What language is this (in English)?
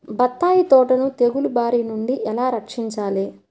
Telugu